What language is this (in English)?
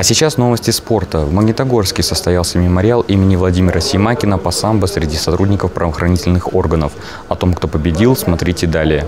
Russian